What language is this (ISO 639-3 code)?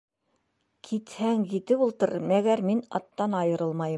bak